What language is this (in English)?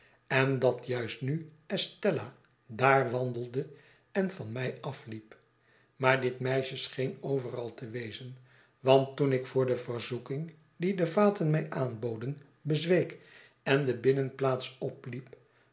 Dutch